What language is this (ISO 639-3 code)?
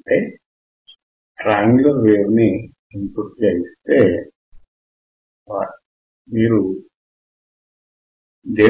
tel